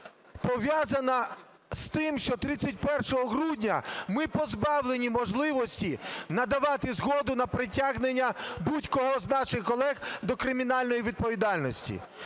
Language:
Ukrainian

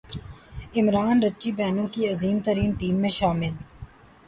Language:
Urdu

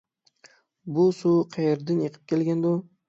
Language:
Uyghur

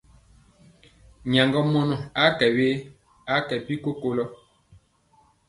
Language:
Mpiemo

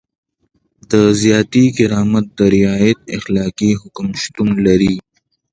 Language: Pashto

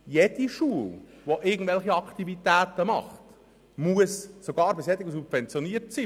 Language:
Swiss German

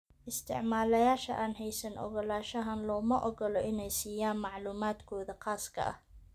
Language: Somali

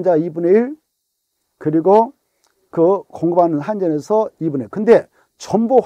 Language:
Korean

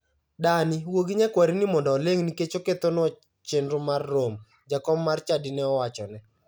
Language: Luo (Kenya and Tanzania)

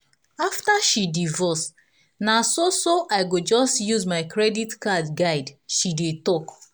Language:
Nigerian Pidgin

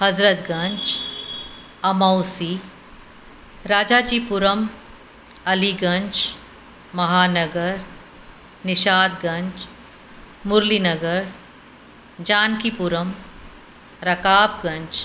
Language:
Sindhi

